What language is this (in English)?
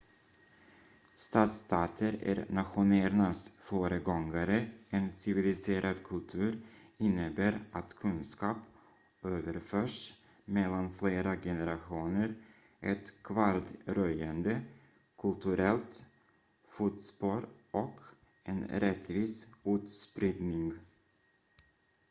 Swedish